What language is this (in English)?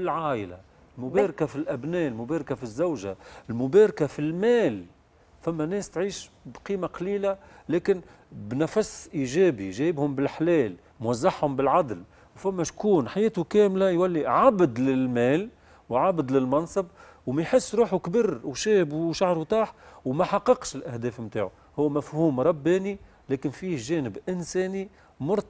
Arabic